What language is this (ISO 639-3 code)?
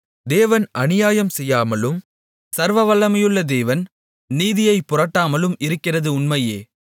tam